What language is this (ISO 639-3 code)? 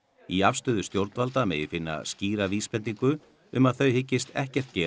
isl